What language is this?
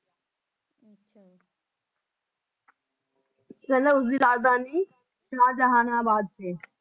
Punjabi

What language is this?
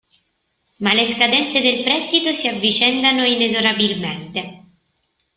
Italian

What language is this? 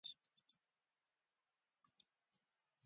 Pashto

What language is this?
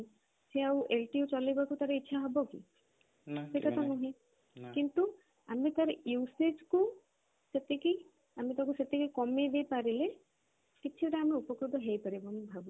Odia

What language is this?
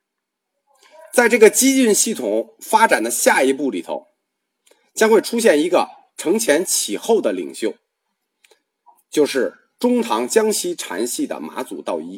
Chinese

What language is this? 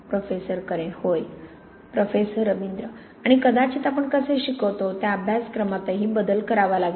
Marathi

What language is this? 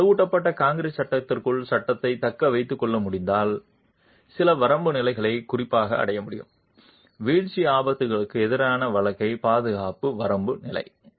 Tamil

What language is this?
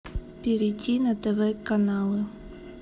Russian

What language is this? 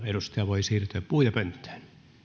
Finnish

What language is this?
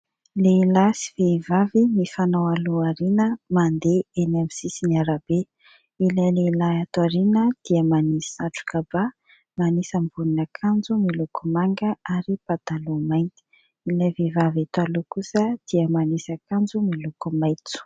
Malagasy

